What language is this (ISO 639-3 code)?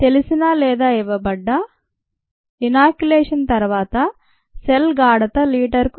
tel